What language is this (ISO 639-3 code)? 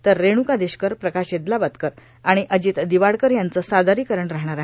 mar